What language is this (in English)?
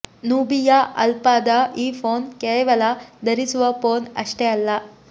Kannada